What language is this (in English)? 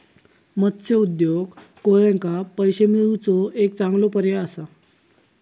Marathi